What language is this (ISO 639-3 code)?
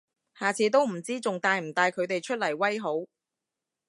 yue